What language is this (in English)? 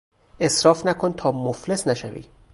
Persian